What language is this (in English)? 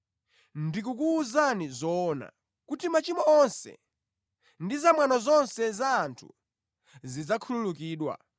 Nyanja